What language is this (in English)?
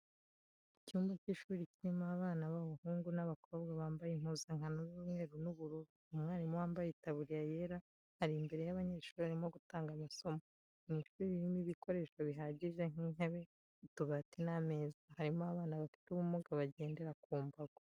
Kinyarwanda